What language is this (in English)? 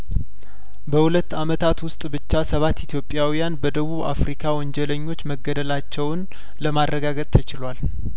Amharic